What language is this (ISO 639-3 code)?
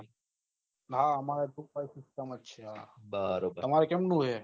guj